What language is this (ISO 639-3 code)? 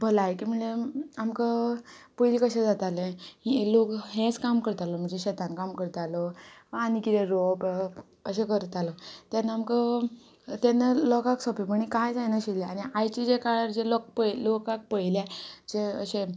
kok